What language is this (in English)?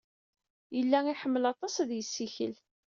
Kabyle